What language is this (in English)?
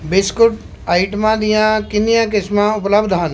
Punjabi